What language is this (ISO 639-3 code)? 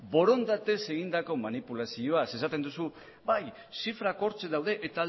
eus